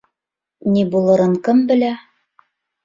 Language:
Bashkir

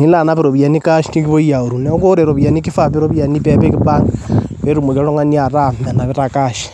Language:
Masai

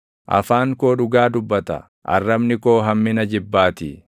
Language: Oromo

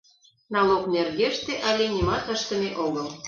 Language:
Mari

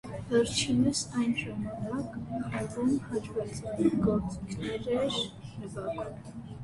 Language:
Armenian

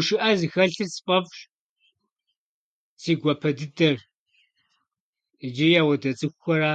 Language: Kabardian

